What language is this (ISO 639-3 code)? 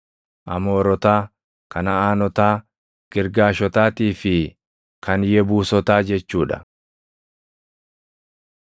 orm